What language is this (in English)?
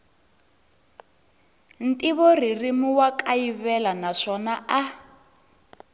Tsonga